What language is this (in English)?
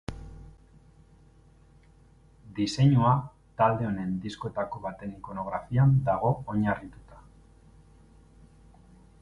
Basque